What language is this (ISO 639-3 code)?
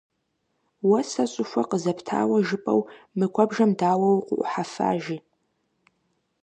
kbd